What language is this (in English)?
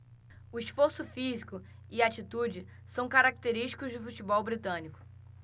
Portuguese